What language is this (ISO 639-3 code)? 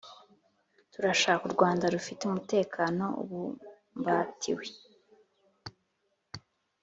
kin